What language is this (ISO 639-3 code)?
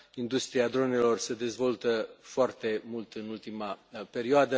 ron